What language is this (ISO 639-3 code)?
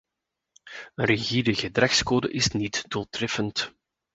nld